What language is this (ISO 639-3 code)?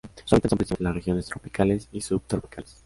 spa